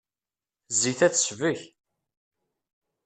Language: Kabyle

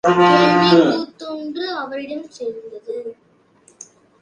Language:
Tamil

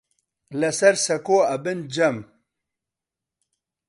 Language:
Central Kurdish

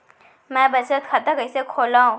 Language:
Chhattisgarhi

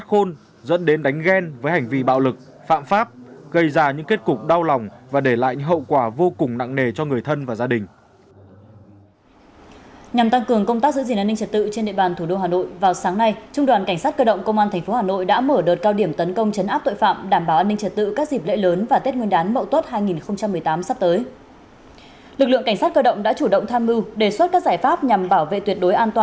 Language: Vietnamese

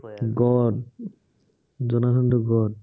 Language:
Assamese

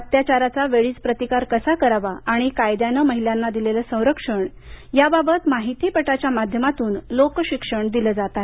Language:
Marathi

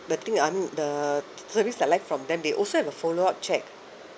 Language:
English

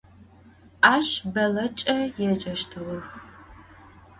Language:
Adyghe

